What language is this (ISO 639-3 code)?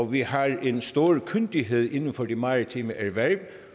dan